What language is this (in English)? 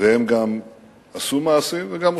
Hebrew